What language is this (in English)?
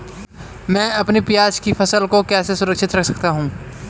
Hindi